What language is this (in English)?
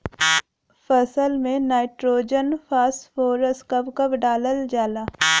Bhojpuri